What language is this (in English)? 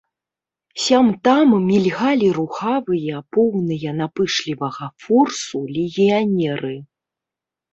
Belarusian